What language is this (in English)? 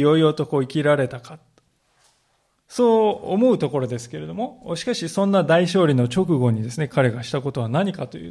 Japanese